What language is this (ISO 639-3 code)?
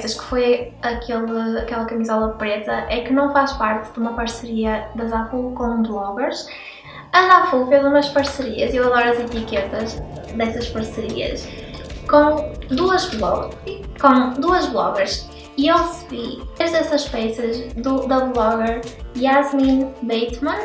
por